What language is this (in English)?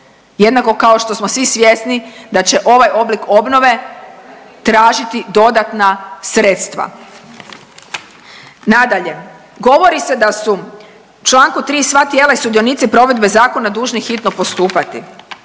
Croatian